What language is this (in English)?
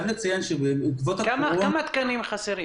Hebrew